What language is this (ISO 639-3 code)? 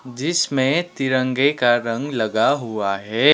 hin